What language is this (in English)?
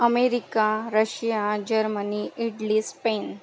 Marathi